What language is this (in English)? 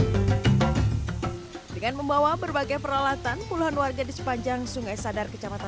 Indonesian